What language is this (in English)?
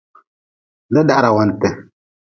Nawdm